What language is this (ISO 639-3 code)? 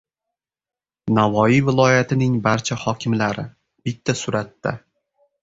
uzb